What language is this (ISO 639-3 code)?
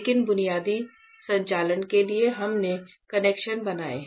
hin